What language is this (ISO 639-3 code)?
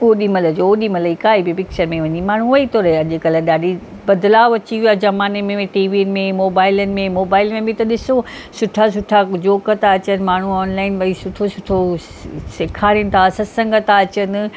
snd